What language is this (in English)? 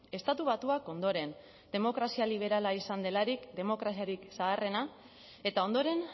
Basque